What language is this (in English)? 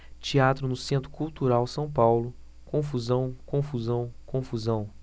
Portuguese